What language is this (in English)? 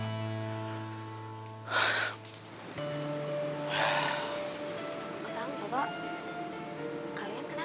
Indonesian